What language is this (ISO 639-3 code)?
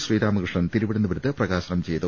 mal